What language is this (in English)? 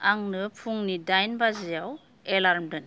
Bodo